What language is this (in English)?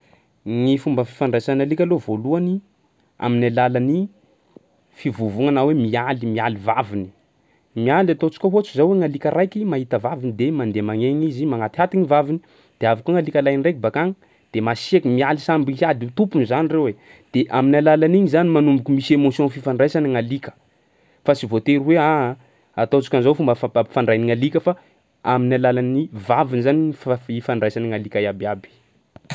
Sakalava Malagasy